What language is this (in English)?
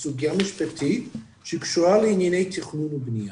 Hebrew